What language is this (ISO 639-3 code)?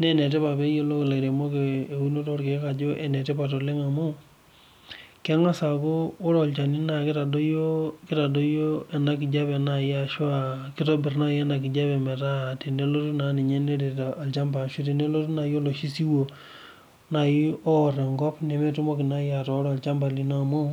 mas